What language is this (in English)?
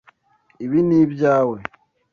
Kinyarwanda